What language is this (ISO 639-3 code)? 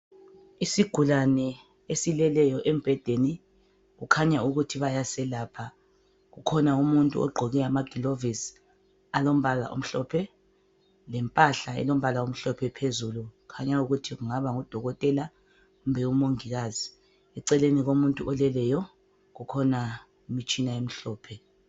nde